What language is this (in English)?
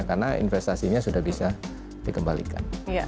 Indonesian